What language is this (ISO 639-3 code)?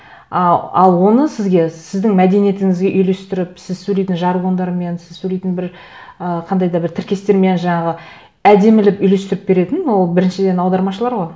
kaz